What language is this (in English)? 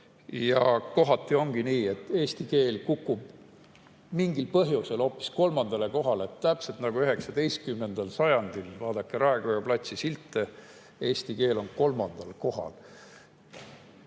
Estonian